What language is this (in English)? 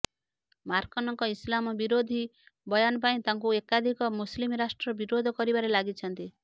Odia